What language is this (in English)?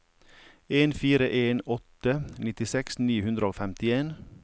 Norwegian